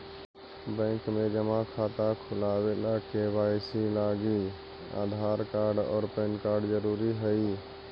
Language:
Magahi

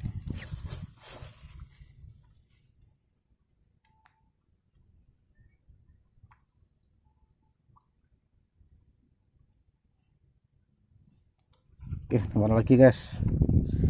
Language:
Indonesian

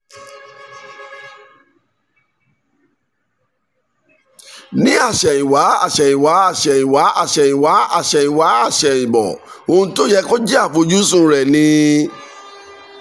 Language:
Yoruba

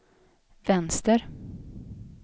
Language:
Swedish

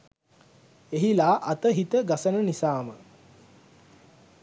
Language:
Sinhala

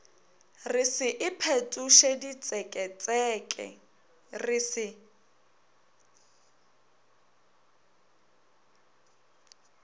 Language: Northern Sotho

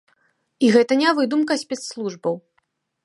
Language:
Belarusian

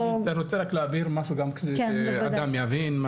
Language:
Hebrew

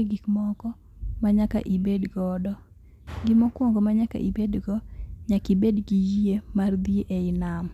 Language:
Luo (Kenya and Tanzania)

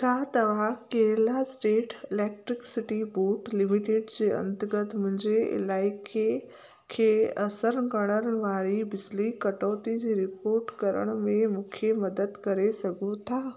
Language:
Sindhi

